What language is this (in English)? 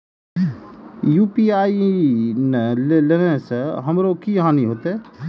Maithili